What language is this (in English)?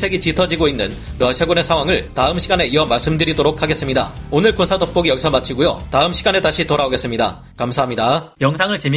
Korean